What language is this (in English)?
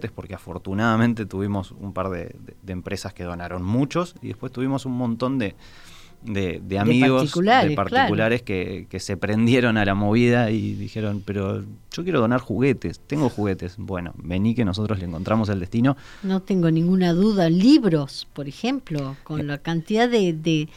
Spanish